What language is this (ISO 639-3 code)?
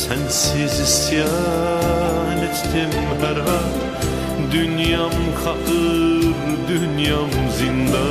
tur